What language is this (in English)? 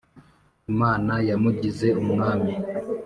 Kinyarwanda